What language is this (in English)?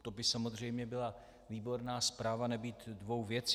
Czech